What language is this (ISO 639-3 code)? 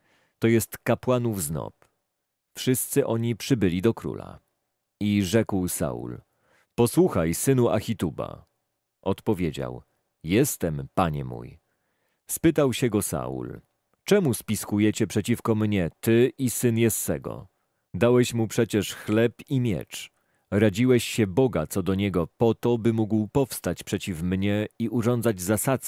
pol